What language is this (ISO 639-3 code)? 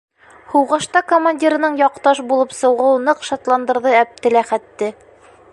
bak